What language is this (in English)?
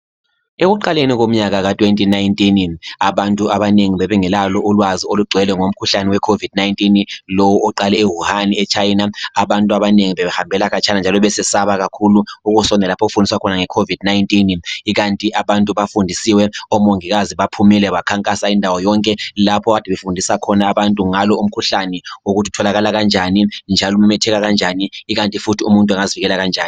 North Ndebele